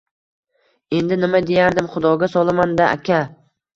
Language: Uzbek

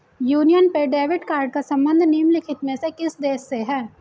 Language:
Hindi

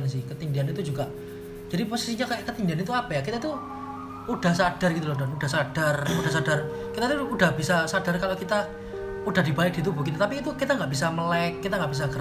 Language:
Indonesian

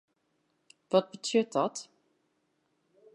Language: Western Frisian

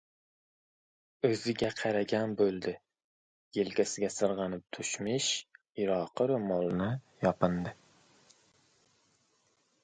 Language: Uzbek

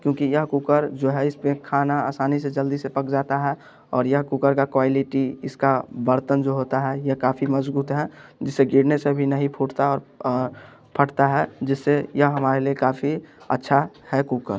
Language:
Hindi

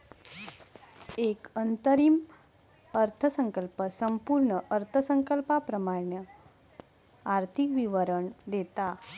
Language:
Marathi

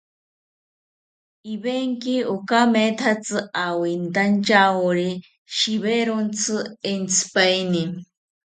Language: South Ucayali Ashéninka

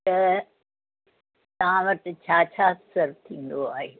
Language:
Sindhi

